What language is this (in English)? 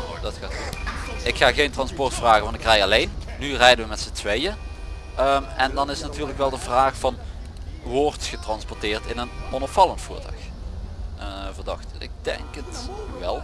Dutch